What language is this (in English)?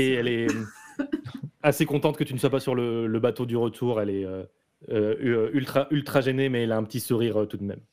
French